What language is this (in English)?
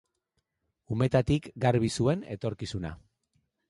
Basque